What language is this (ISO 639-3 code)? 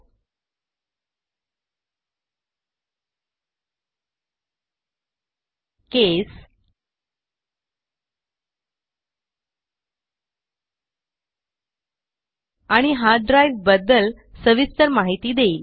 mar